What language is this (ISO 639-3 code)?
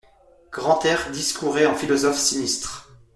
fra